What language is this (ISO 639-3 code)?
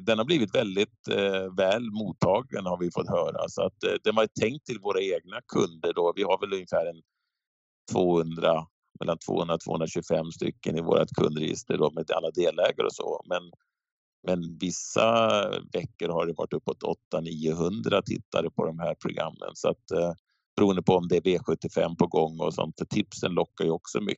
swe